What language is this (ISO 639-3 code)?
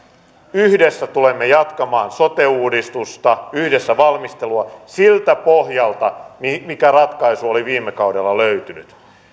fin